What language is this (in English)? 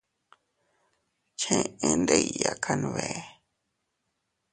Teutila Cuicatec